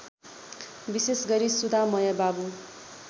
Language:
Nepali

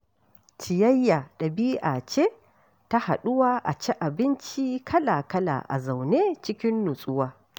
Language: Hausa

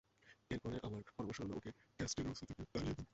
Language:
Bangla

